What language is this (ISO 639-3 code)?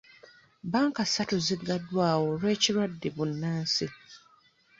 lug